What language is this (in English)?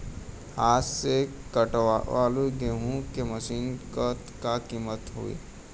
Bhojpuri